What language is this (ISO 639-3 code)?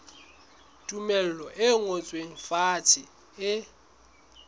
sot